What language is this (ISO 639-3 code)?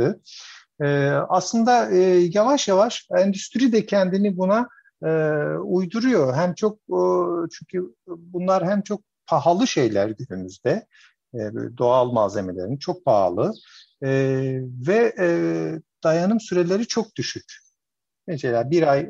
tur